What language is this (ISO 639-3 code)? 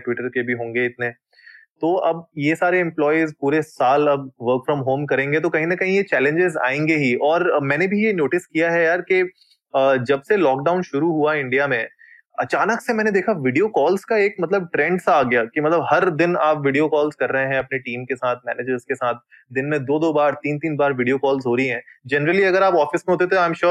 hin